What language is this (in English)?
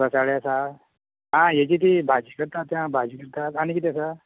Konkani